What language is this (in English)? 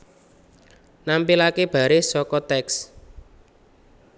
Javanese